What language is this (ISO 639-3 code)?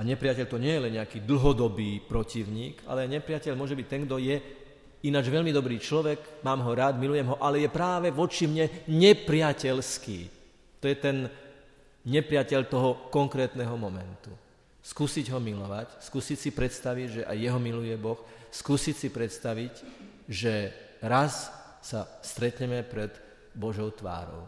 slk